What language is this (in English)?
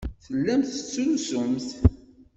Kabyle